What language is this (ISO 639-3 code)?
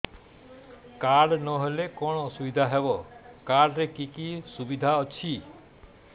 ori